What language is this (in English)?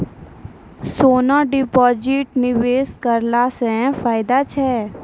Maithili